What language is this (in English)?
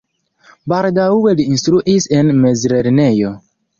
Esperanto